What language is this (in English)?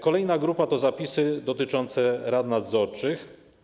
Polish